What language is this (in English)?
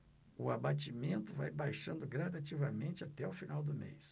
Portuguese